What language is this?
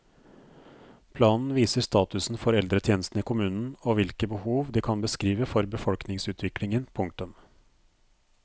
Norwegian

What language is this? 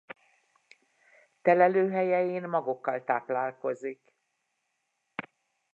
Hungarian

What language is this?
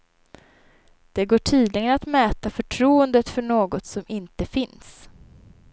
Swedish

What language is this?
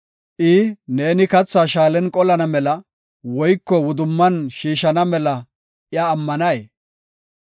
Gofa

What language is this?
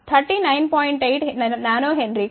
Telugu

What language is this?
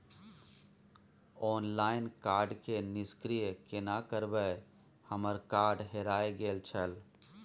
Maithili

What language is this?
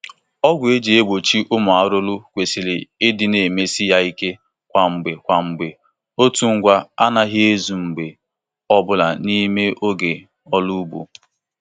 Igbo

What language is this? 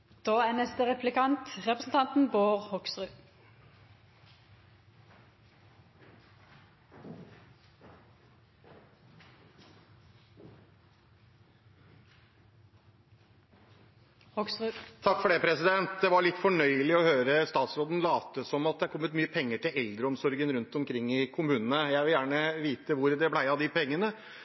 Norwegian Bokmål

